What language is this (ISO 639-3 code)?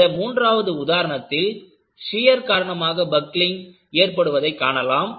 tam